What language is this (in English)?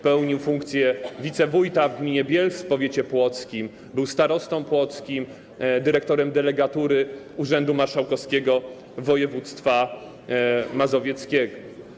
Polish